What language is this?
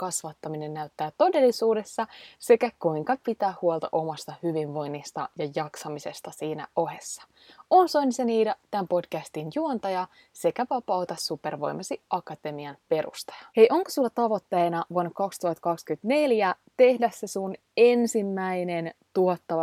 Finnish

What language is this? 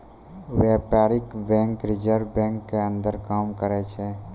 Maithili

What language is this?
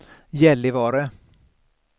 Swedish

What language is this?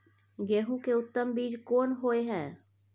Maithili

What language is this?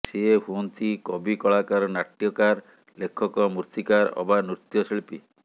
Odia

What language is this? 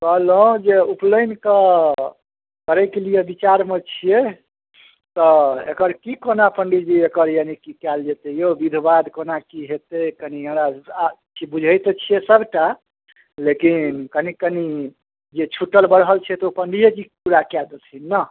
Maithili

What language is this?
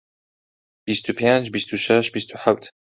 Central Kurdish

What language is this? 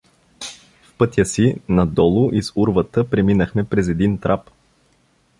Bulgarian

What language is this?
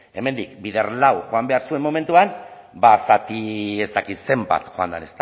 Basque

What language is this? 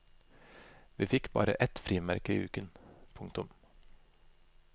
Norwegian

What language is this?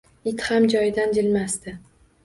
Uzbek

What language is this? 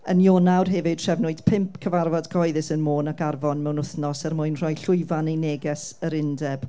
Welsh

